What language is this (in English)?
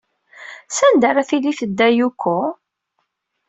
Kabyle